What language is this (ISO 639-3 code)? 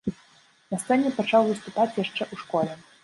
bel